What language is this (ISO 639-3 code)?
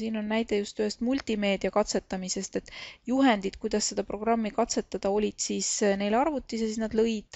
fin